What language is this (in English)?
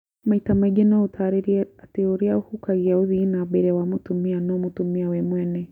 Kikuyu